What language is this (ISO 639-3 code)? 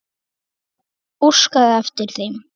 isl